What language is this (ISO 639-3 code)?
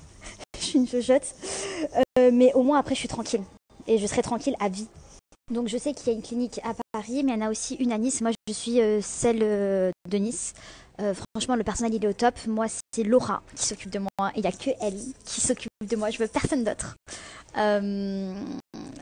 fra